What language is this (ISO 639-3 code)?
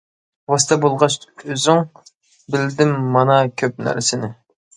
uig